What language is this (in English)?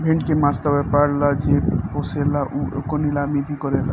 Bhojpuri